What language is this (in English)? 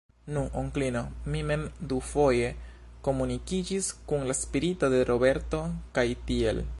Esperanto